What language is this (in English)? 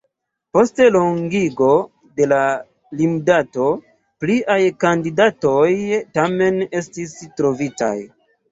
Esperanto